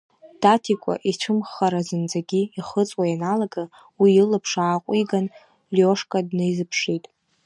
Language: Abkhazian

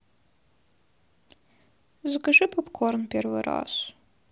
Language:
Russian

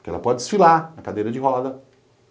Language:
Portuguese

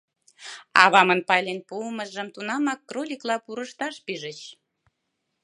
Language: Mari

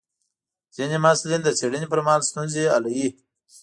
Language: Pashto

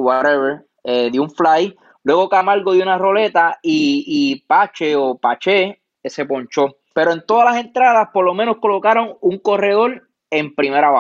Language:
Spanish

